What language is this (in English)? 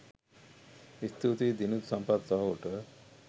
Sinhala